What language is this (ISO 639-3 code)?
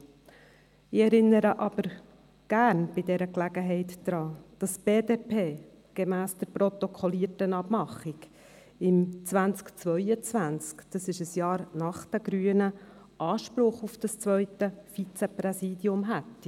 gsw